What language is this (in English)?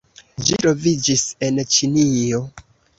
Esperanto